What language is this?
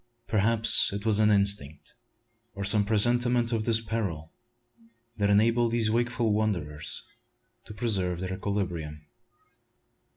English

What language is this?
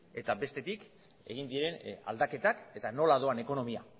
Basque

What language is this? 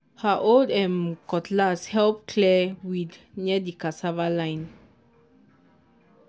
Nigerian Pidgin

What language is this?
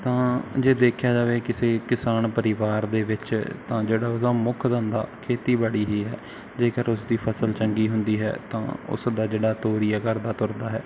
Punjabi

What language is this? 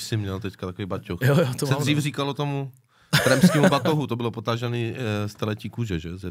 Czech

